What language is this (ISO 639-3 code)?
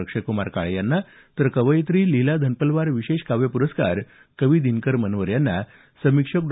mar